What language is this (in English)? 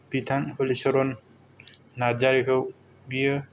Bodo